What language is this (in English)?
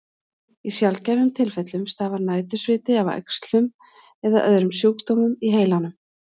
Icelandic